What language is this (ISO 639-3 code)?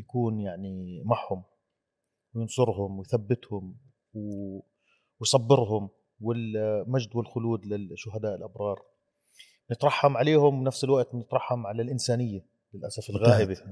ara